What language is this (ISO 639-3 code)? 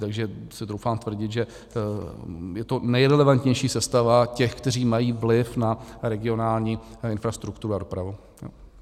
ces